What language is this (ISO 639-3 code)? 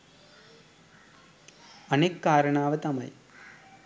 sin